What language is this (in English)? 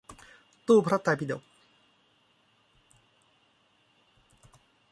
Thai